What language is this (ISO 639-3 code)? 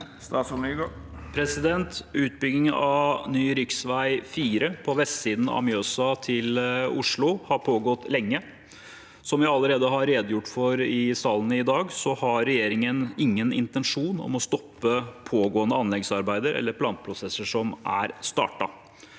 nor